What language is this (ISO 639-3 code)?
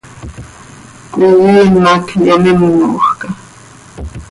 sei